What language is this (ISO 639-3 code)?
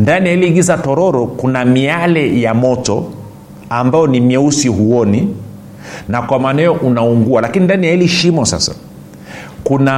swa